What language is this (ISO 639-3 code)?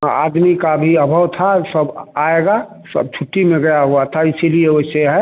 hin